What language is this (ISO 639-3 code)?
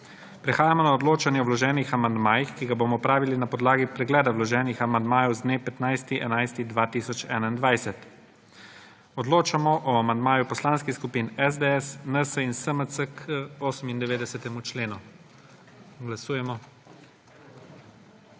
slv